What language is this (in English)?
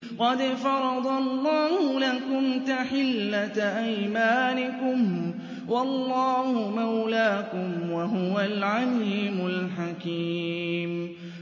Arabic